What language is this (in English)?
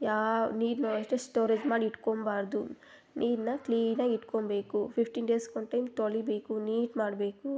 Kannada